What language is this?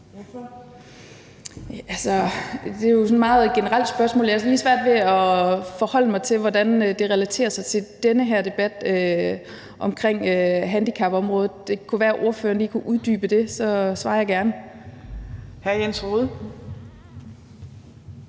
Danish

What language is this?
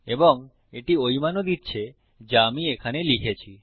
Bangla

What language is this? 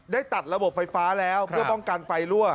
Thai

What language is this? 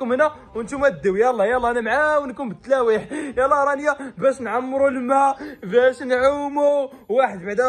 Arabic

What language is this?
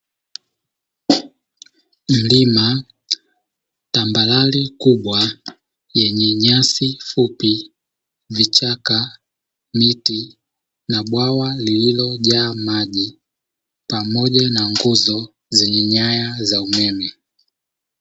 Swahili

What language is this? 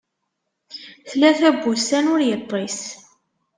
Kabyle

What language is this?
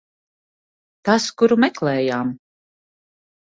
Latvian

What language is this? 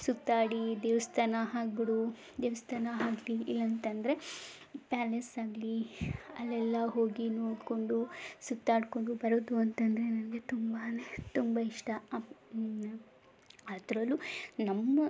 Kannada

